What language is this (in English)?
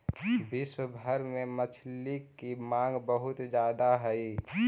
Magahi